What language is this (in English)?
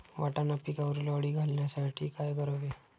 Marathi